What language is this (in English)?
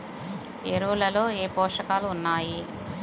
Telugu